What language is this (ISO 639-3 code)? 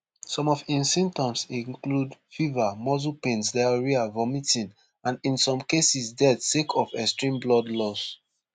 pcm